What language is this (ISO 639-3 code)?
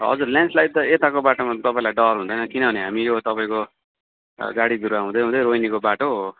nep